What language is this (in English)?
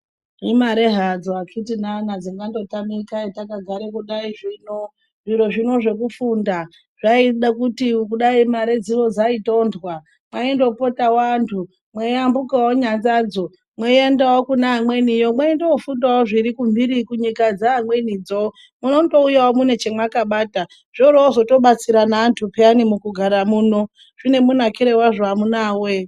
Ndau